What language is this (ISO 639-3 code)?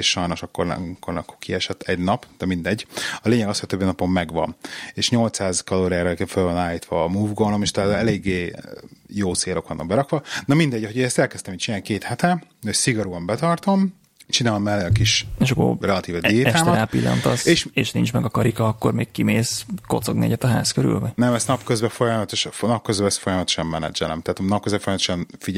hun